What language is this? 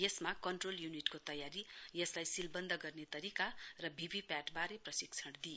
Nepali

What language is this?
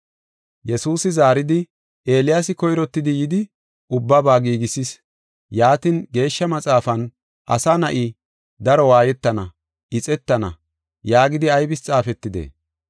Gofa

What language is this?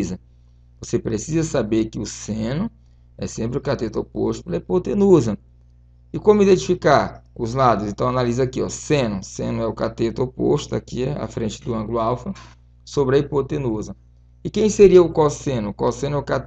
Portuguese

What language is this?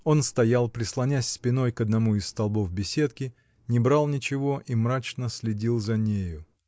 Russian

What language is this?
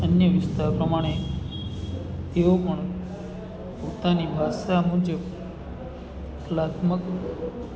Gujarati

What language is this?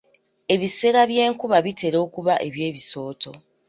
Ganda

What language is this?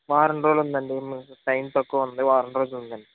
Telugu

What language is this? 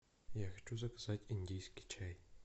Russian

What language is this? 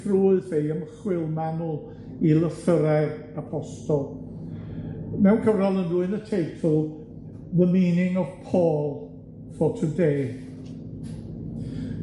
Welsh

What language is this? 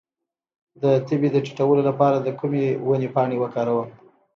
Pashto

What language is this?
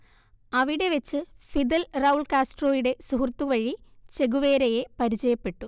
Malayalam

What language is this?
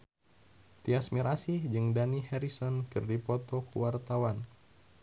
Sundanese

